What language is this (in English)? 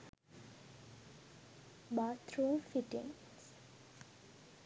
Sinhala